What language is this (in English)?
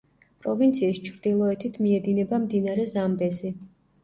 Georgian